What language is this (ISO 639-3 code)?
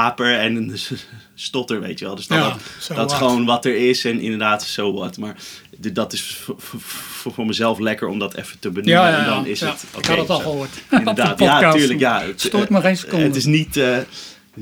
nld